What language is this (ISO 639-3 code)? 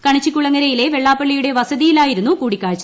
mal